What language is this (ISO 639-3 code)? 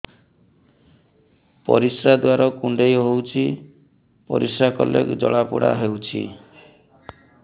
ori